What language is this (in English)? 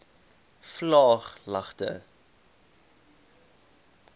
Afrikaans